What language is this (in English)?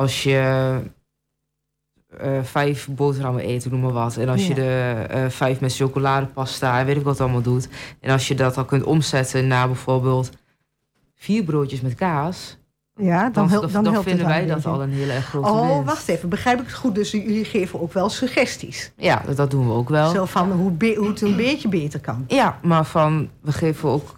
Dutch